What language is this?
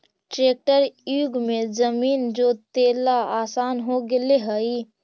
Magahi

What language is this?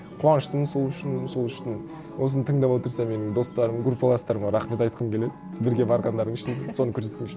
Kazakh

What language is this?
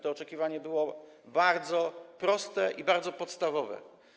Polish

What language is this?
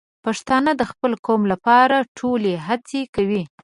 Pashto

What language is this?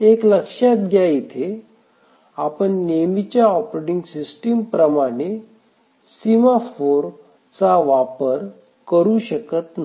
Marathi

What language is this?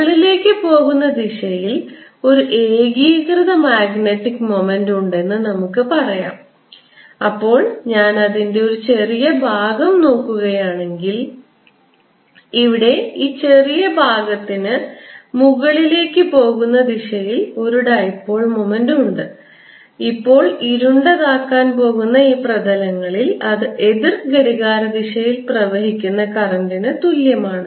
Malayalam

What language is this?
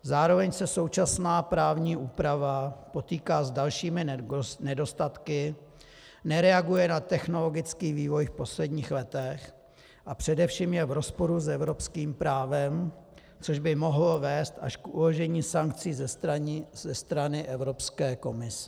Czech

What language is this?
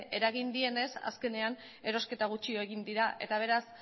Basque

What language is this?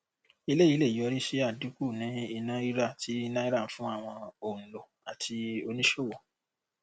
Yoruba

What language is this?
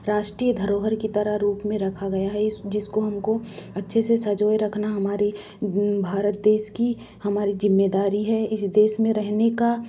Hindi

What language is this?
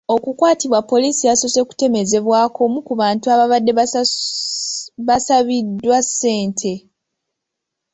Ganda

